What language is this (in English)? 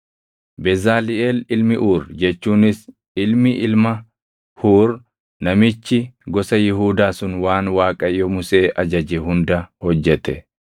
Oromo